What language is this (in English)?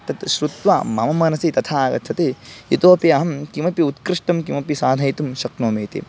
Sanskrit